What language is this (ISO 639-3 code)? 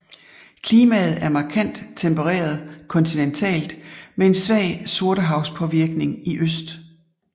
dan